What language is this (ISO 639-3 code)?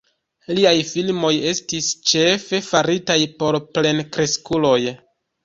epo